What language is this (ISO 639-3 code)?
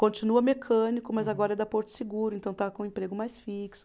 por